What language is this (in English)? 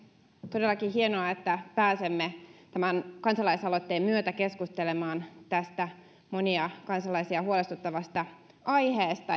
Finnish